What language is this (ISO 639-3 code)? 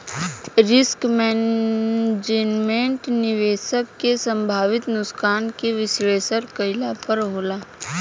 bho